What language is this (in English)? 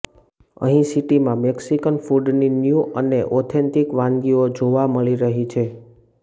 Gujarati